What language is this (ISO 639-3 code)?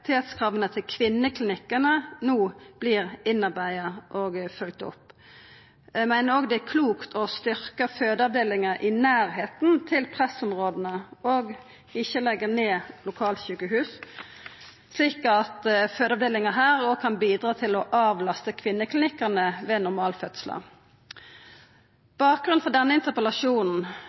nno